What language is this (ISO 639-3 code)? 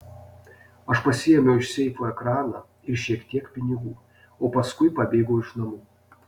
lit